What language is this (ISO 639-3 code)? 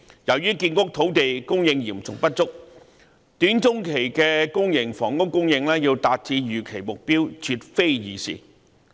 yue